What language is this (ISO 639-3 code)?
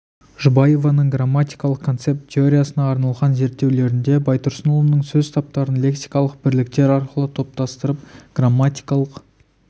kaz